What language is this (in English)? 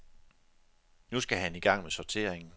Danish